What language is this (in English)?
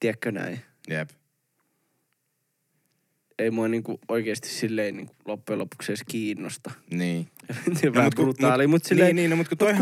Finnish